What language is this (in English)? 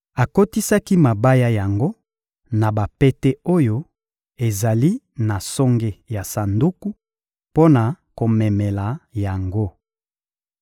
Lingala